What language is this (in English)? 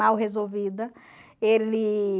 Portuguese